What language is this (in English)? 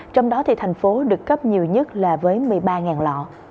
Vietnamese